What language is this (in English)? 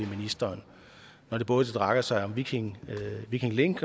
Danish